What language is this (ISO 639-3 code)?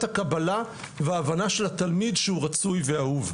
heb